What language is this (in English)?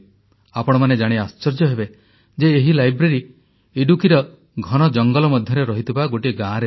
Odia